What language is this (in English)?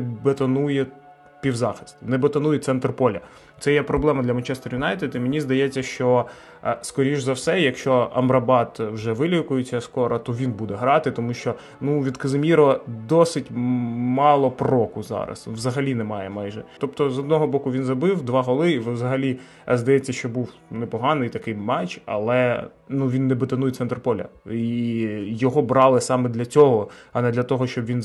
Ukrainian